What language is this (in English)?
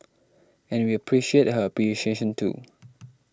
English